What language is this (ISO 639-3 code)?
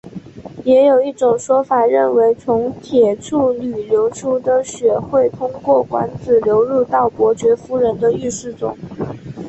zho